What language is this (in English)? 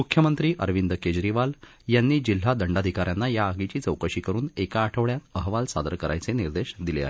Marathi